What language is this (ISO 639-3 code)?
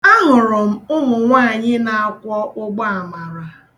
ibo